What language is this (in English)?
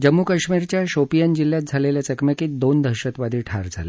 Marathi